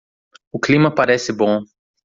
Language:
Portuguese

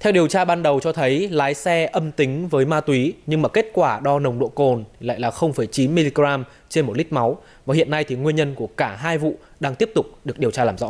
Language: Vietnamese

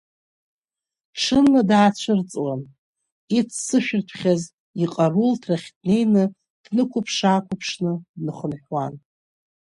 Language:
Abkhazian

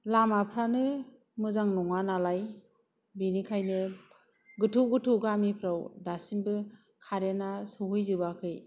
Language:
Bodo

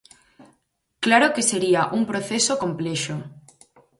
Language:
Galician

